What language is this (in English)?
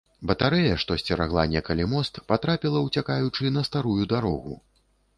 Belarusian